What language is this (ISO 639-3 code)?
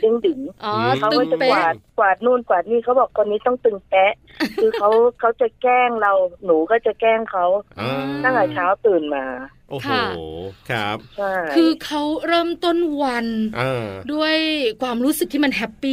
tha